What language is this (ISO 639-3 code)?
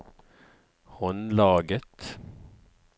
nor